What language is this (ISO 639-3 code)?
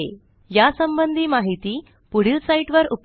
mar